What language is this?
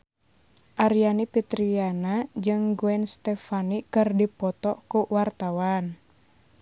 Sundanese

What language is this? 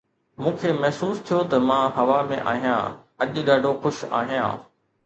Sindhi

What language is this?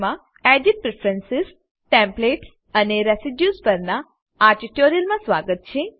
Gujarati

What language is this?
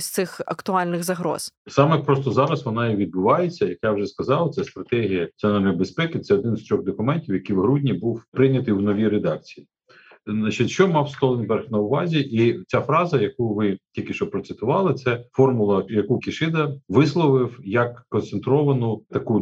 Ukrainian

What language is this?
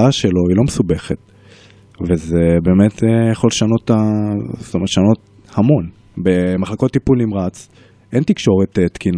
Hebrew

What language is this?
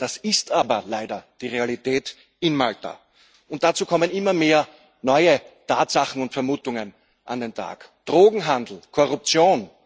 German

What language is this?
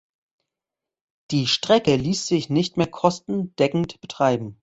German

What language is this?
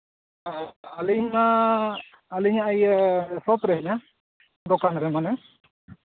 Santali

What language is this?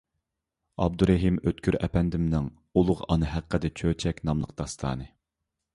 Uyghur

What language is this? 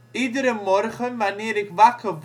Dutch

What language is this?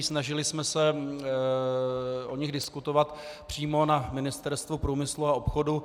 Czech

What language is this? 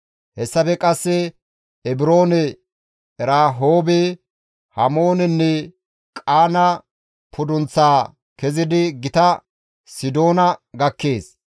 Gamo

